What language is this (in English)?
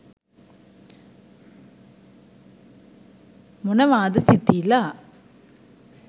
Sinhala